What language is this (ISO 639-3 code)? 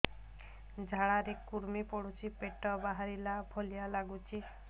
ori